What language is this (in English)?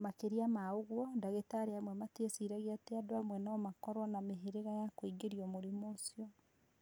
Kikuyu